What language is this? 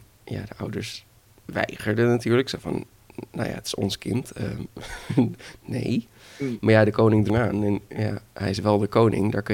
Dutch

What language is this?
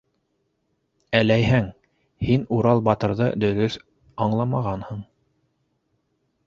Bashkir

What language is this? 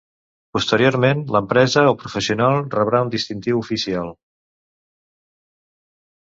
Catalan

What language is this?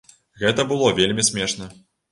Belarusian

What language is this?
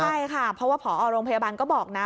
Thai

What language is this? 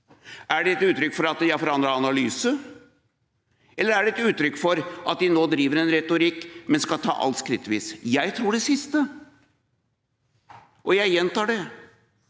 Norwegian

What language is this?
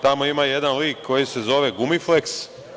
Serbian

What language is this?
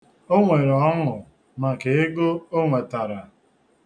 Igbo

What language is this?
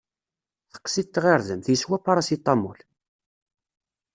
Kabyle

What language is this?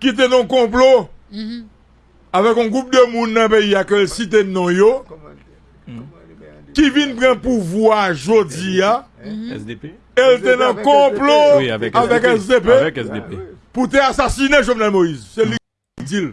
French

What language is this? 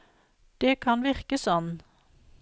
Norwegian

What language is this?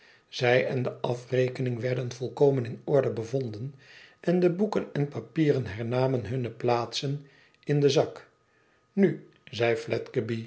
Dutch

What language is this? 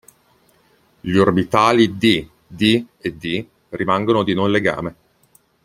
Italian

